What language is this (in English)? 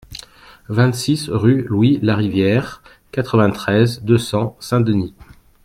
French